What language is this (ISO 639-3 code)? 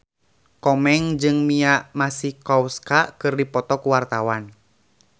sun